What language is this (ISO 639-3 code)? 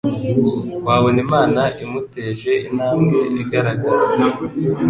kin